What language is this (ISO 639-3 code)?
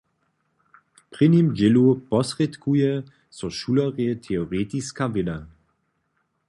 hsb